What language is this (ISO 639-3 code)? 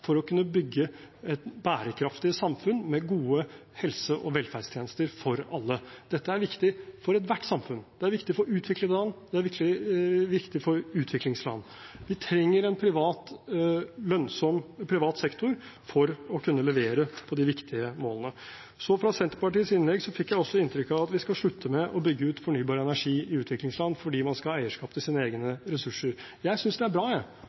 nob